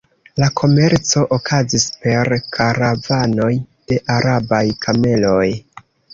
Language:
Esperanto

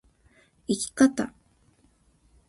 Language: Japanese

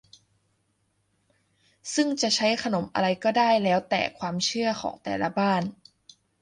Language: Thai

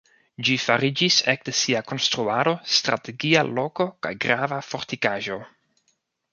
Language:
Esperanto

